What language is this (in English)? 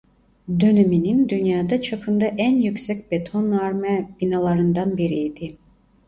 Turkish